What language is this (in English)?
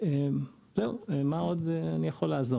Hebrew